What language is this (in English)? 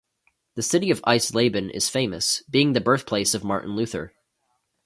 English